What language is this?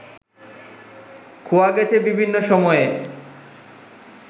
Bangla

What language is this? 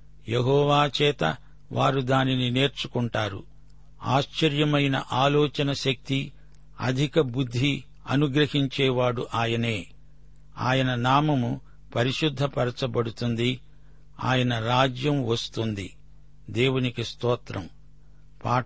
Telugu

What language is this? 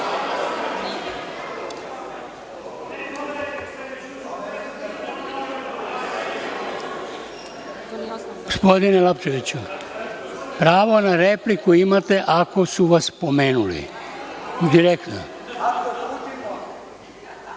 Serbian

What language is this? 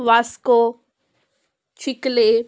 Konkani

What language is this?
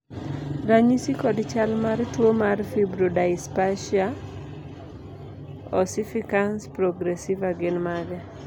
Luo (Kenya and Tanzania)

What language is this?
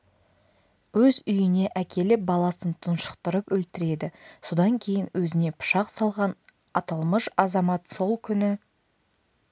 Kazakh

